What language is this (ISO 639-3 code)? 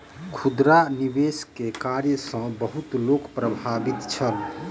mai